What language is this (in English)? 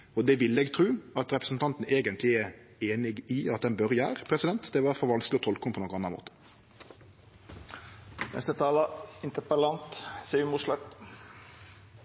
Norwegian Nynorsk